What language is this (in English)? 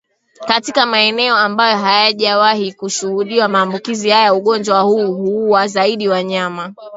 Swahili